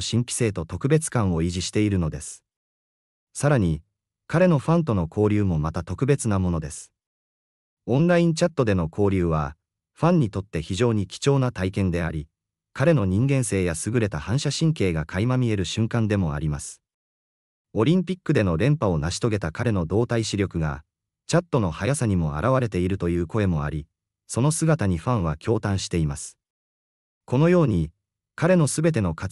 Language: Japanese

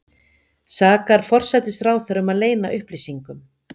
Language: Icelandic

